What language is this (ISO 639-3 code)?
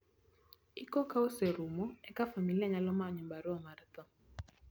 luo